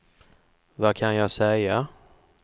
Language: Swedish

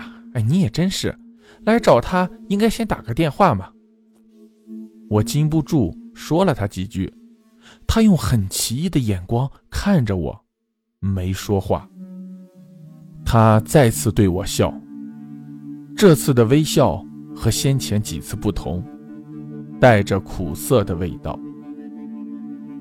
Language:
Chinese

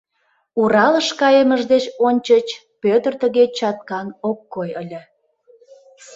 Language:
Mari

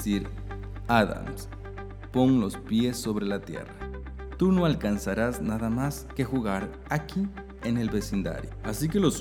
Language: Spanish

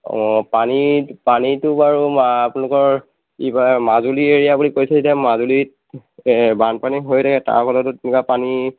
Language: Assamese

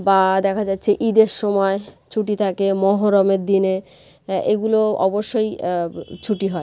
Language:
Bangla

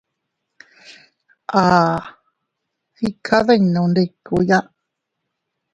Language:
Teutila Cuicatec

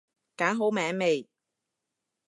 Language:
Cantonese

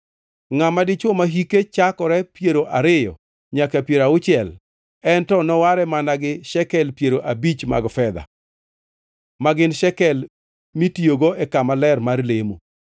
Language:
Luo (Kenya and Tanzania)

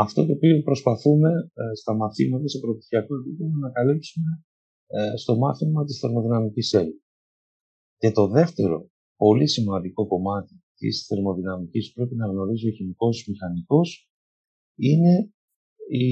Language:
Greek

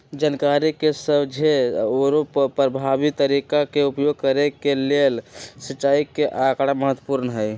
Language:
Magahi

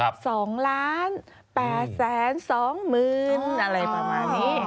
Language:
Thai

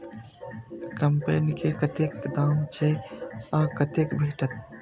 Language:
Maithili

